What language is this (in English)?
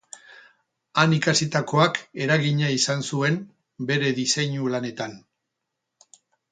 Basque